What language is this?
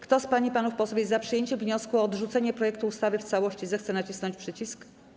Polish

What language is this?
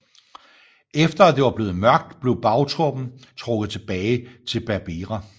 Danish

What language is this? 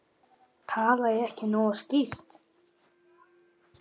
Icelandic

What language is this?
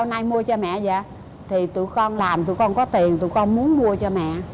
Vietnamese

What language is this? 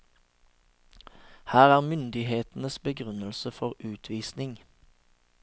Norwegian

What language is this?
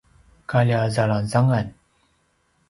Paiwan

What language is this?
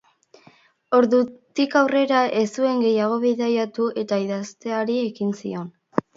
Basque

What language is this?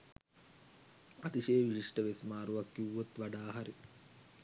Sinhala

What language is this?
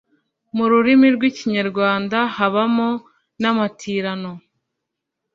Kinyarwanda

